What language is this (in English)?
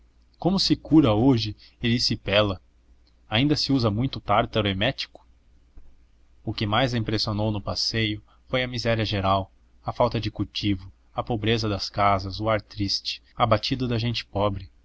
Portuguese